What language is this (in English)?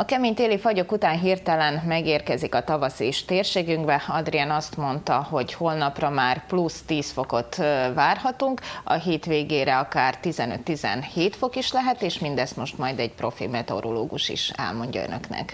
Hungarian